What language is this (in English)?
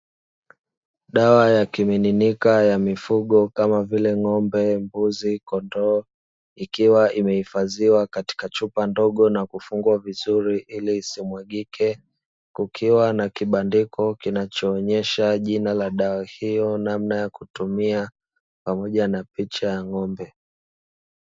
Swahili